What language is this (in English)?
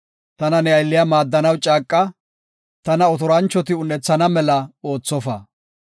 Gofa